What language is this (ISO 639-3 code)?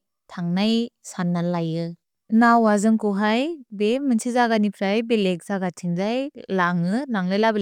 brx